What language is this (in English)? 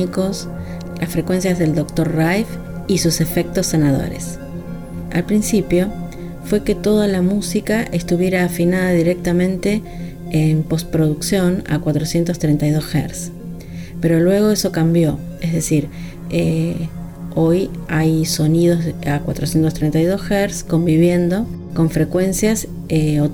Spanish